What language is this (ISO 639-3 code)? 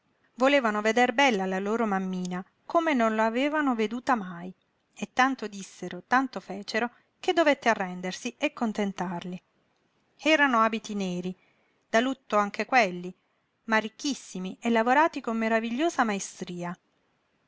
ita